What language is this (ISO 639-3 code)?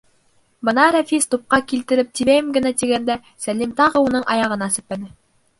bak